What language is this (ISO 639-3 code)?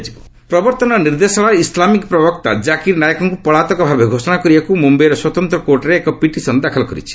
ori